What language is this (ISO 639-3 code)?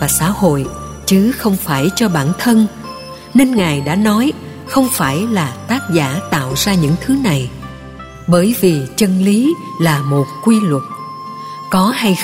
vie